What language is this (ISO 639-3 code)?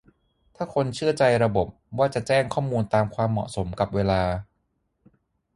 tha